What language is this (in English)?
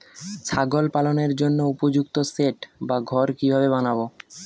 Bangla